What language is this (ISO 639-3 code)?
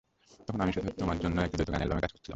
ben